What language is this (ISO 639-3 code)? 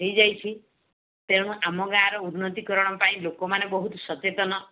ori